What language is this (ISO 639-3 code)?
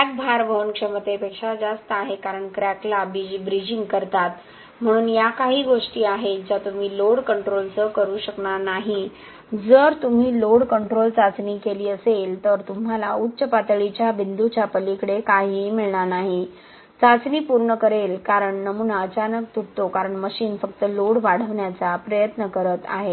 mar